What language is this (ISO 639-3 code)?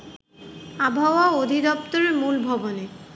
ben